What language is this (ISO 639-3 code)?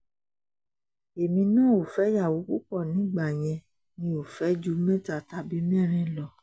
yor